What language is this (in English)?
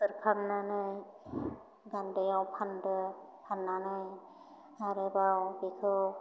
Bodo